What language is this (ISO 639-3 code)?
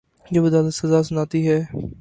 urd